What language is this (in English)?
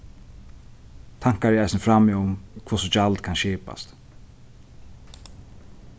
Faroese